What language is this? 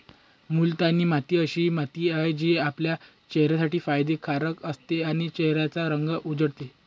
Marathi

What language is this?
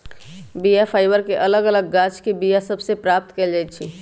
Magahi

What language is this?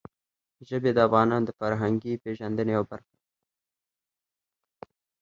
Pashto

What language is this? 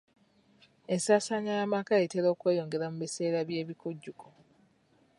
Ganda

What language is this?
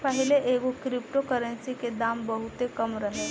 Bhojpuri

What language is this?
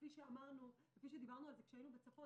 Hebrew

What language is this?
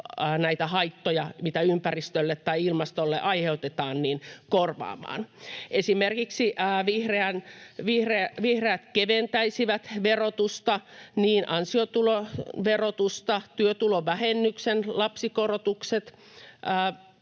Finnish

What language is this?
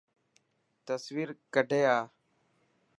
Dhatki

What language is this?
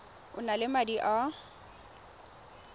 Tswana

